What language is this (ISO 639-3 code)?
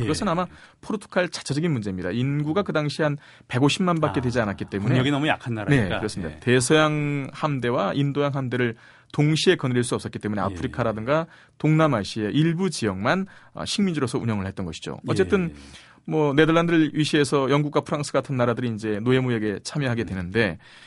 kor